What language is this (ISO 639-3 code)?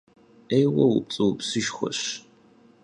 kbd